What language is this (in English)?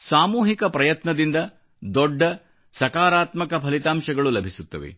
Kannada